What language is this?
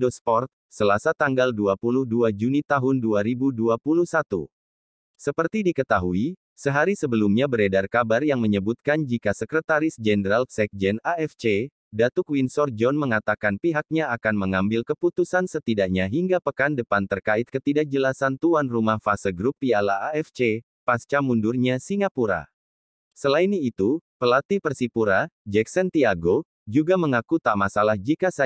Indonesian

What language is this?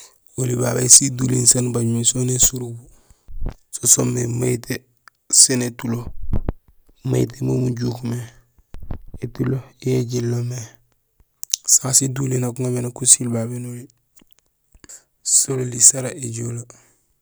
Gusilay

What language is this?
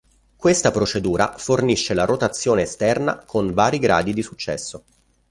Italian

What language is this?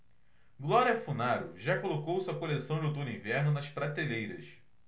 Portuguese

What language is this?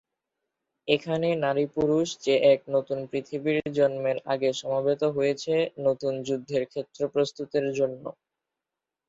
Bangla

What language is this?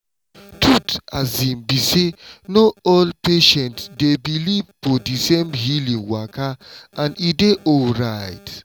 Nigerian Pidgin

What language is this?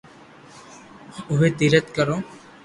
Loarki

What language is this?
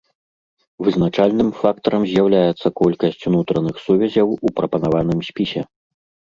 Belarusian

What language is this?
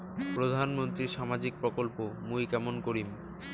Bangla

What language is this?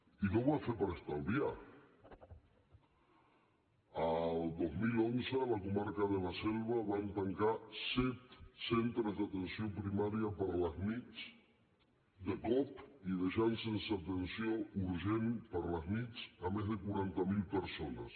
Catalan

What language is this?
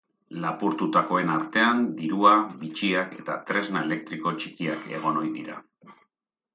Basque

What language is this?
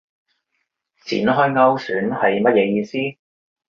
Cantonese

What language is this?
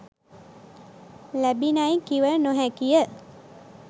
Sinhala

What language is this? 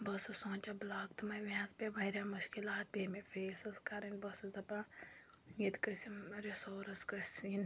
Kashmiri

